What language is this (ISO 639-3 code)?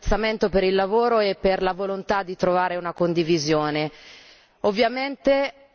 ita